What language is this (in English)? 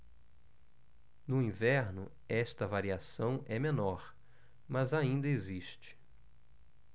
Portuguese